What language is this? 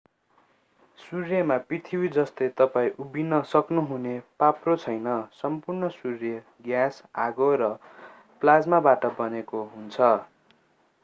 Nepali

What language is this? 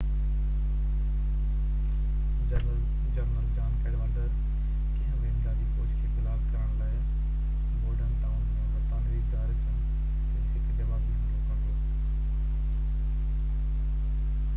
Sindhi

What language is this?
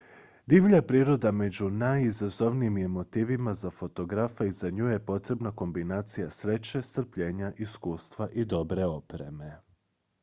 Croatian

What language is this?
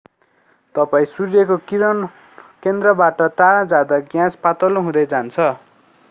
Nepali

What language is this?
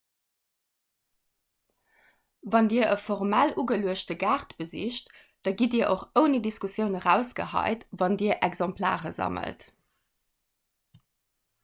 Luxembourgish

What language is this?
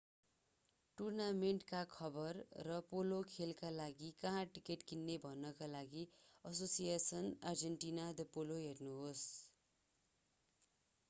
Nepali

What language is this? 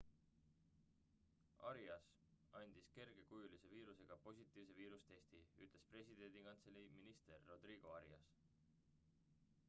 Estonian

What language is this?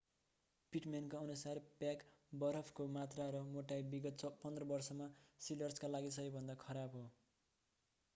Nepali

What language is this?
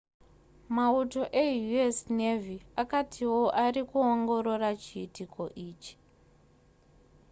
Shona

